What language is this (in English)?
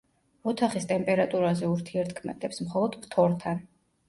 Georgian